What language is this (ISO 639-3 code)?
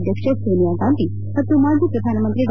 kan